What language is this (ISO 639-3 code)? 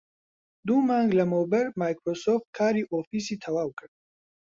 ckb